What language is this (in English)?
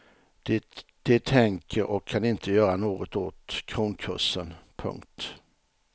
Swedish